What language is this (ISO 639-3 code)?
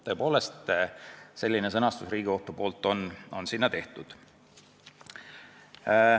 est